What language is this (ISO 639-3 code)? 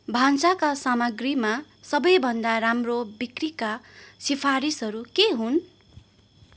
nep